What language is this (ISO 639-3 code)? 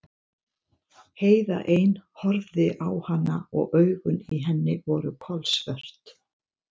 isl